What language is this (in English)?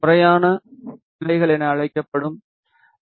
Tamil